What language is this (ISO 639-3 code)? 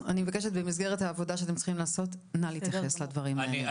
heb